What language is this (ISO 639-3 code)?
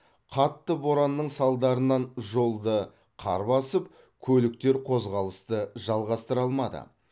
kaz